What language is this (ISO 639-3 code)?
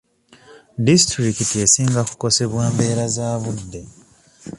lug